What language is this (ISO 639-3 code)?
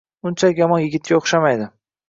uzb